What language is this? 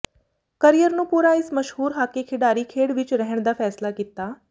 Punjabi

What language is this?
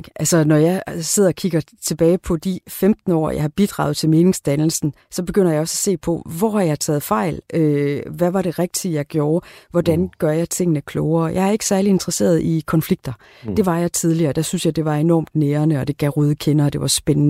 Danish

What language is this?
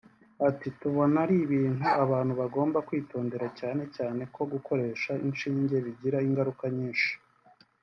Kinyarwanda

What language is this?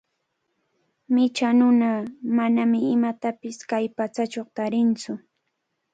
Cajatambo North Lima Quechua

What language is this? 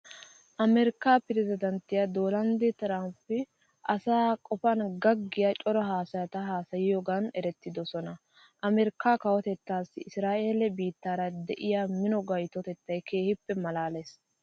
Wolaytta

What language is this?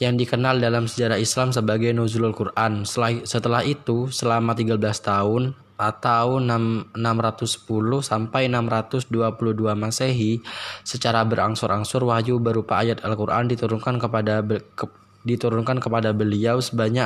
Indonesian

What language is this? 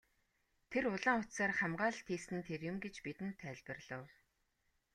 Mongolian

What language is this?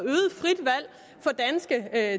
Danish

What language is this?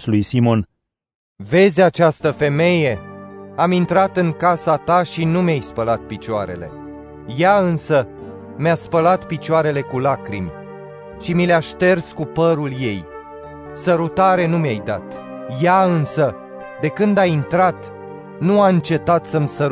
Romanian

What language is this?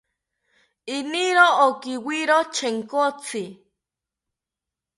South Ucayali Ashéninka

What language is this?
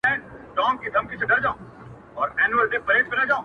Pashto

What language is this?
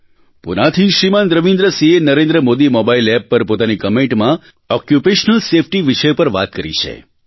Gujarati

